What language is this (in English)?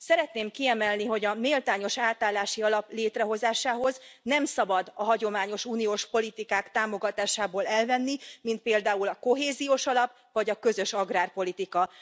Hungarian